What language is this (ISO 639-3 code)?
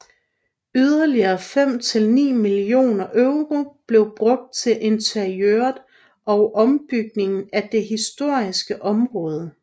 dan